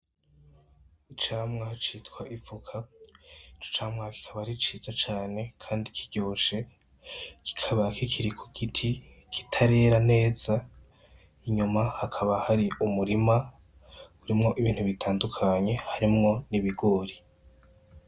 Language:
Rundi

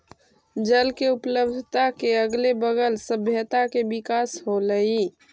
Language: Magahi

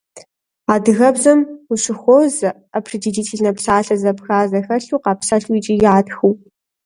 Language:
Kabardian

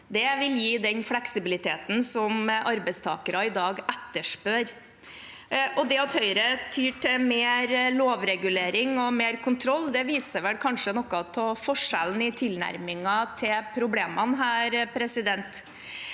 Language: Norwegian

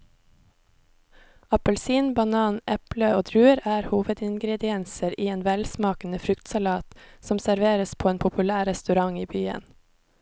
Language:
Norwegian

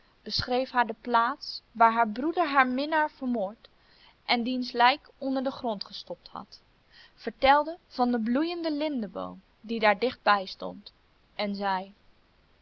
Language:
Dutch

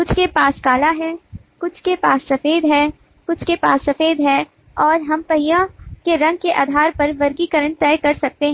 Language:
Hindi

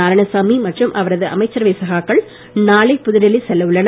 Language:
Tamil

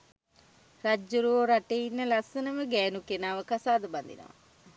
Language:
Sinhala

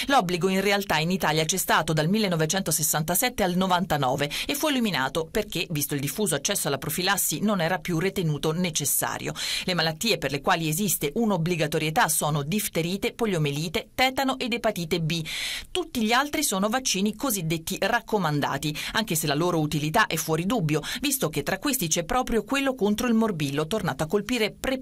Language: Italian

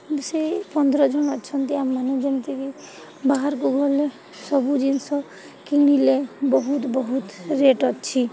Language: Odia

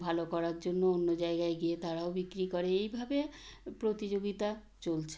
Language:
Bangla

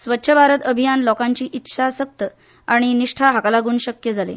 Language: Konkani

